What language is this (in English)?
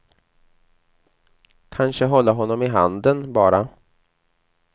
Swedish